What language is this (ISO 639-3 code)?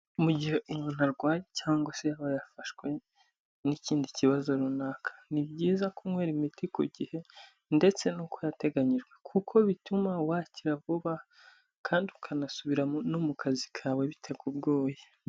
kin